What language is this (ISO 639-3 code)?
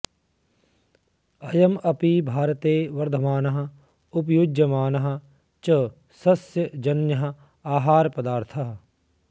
san